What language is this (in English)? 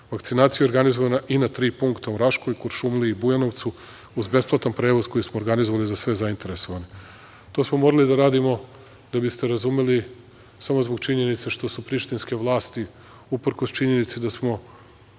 Serbian